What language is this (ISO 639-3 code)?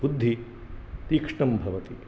san